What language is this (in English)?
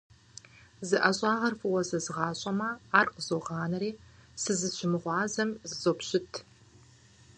Kabardian